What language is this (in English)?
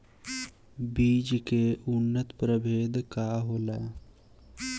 Bhojpuri